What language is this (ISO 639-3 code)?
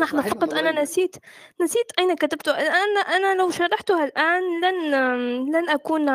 ara